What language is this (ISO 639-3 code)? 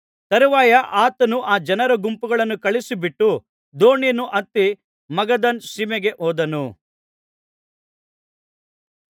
kan